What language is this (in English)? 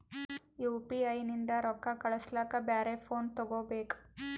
Kannada